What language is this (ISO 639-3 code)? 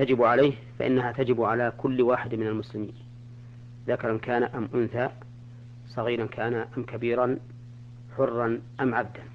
ara